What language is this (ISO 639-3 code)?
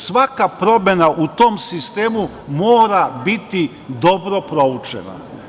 srp